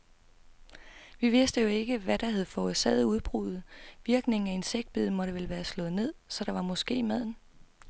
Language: Danish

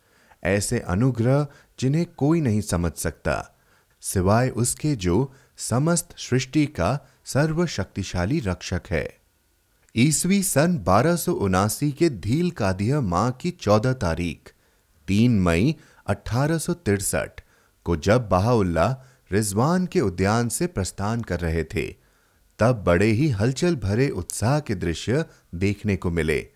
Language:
Hindi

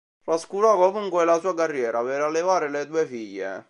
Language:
Italian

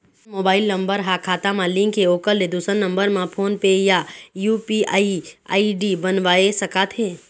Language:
Chhattisgarhi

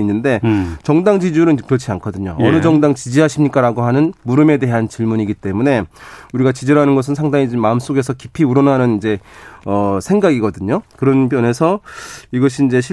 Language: Korean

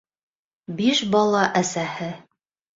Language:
Bashkir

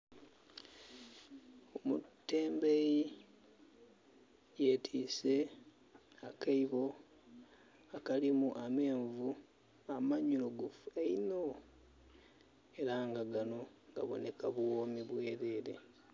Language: Soga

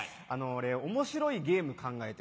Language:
Japanese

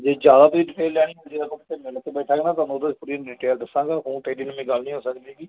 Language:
Punjabi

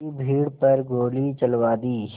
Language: Hindi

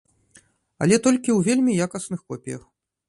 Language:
Belarusian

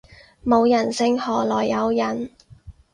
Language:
Cantonese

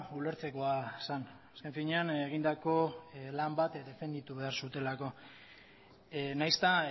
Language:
Basque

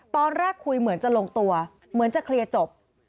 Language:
Thai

